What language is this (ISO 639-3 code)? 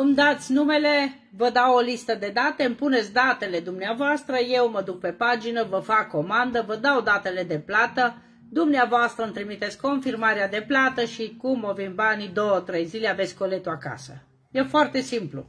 ron